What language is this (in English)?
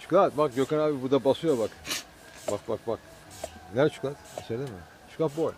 Turkish